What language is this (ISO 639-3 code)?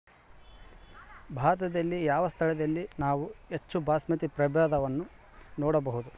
kan